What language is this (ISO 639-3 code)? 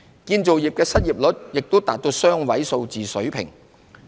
yue